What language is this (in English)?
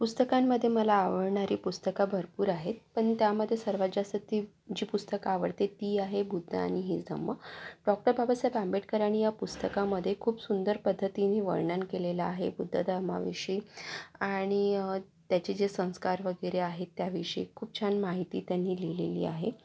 Marathi